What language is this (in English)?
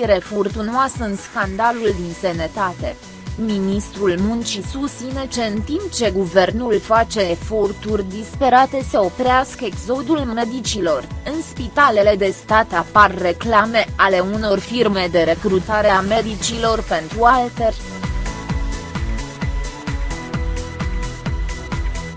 Romanian